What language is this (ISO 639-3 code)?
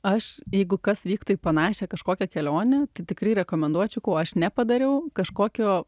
lit